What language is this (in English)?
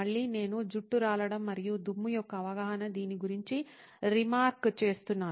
Telugu